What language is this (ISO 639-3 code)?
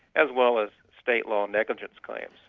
eng